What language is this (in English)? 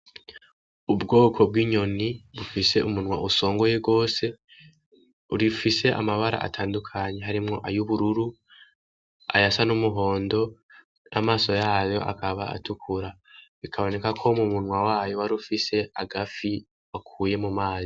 Rundi